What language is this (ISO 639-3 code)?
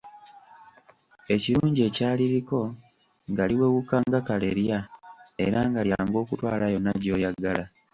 lug